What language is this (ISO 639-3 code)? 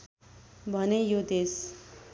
nep